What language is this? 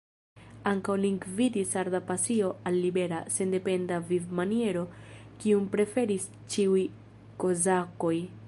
Esperanto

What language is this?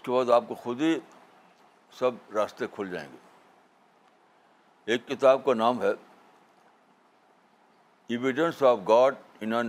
Urdu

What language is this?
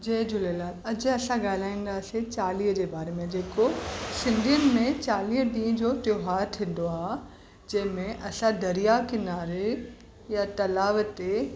Sindhi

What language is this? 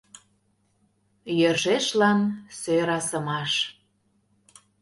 Mari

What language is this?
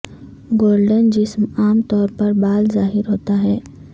Urdu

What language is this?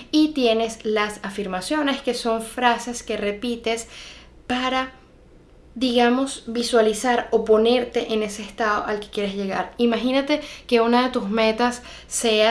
Spanish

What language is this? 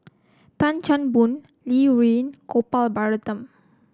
English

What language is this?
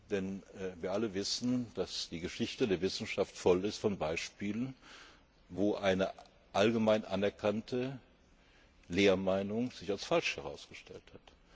German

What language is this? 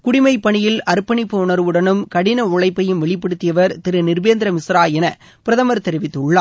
Tamil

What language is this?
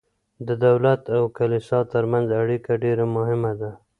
Pashto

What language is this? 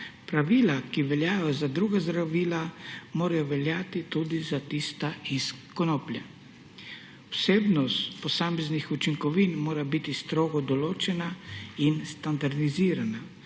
Slovenian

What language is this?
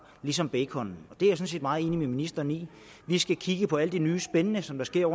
Danish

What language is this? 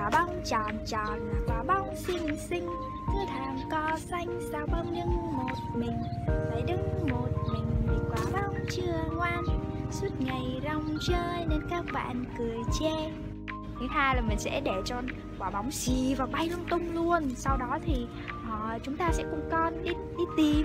Vietnamese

